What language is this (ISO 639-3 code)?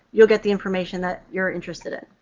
eng